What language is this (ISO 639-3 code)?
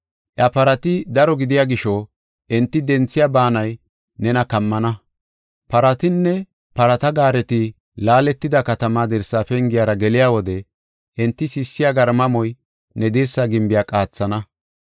gof